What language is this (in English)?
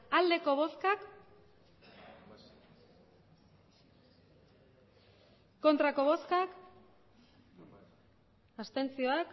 Basque